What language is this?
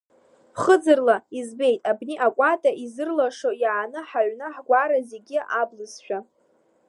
Abkhazian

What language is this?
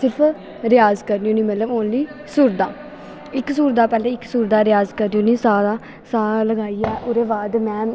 Dogri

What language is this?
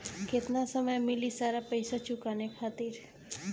Bhojpuri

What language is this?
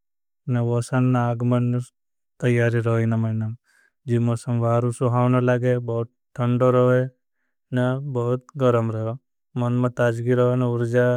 Bhili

